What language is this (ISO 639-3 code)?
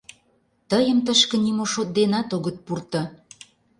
chm